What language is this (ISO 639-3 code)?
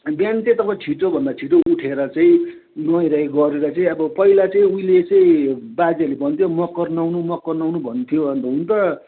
nep